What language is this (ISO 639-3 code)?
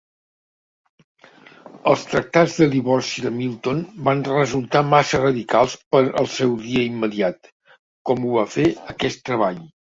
cat